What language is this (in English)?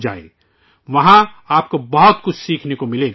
Urdu